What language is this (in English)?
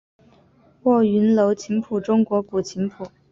Chinese